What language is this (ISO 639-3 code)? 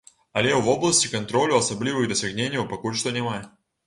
bel